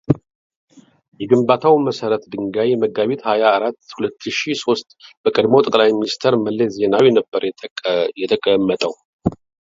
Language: Amharic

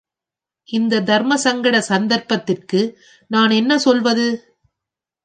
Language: Tamil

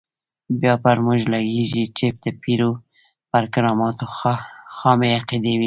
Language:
Pashto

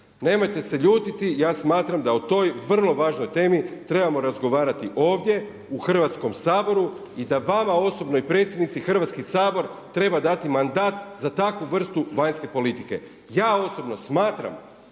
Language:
Croatian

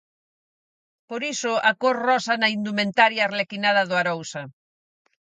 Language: Galician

